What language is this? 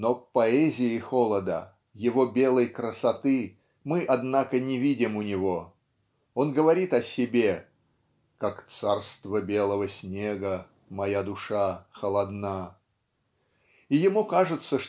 Russian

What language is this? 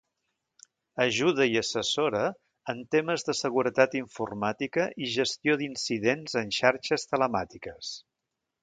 Catalan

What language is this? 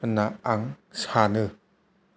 Bodo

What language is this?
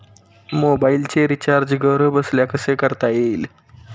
Marathi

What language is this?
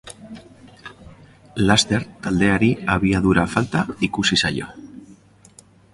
Basque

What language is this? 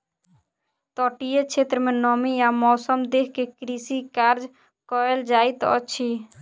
Maithili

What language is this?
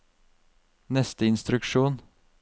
Norwegian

